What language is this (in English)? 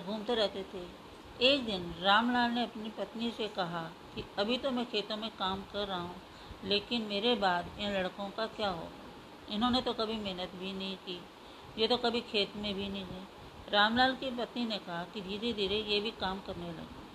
Hindi